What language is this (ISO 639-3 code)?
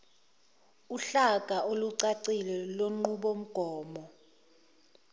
zul